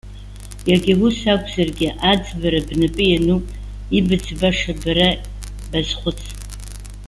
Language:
Abkhazian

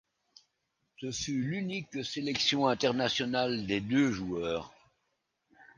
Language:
French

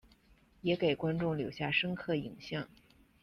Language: Chinese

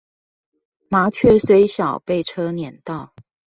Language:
Chinese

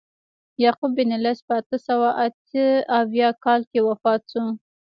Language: Pashto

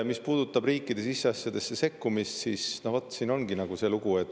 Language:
Estonian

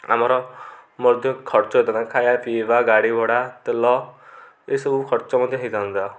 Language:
Odia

